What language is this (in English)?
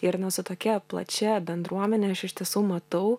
Lithuanian